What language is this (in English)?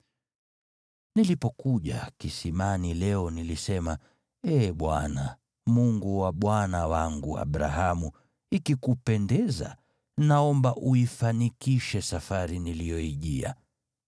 Swahili